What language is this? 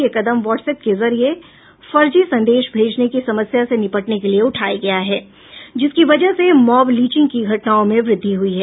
Hindi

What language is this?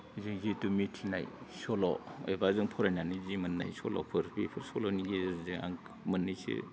Bodo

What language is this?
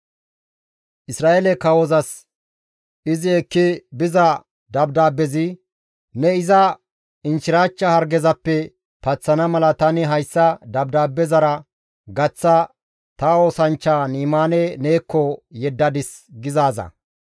Gamo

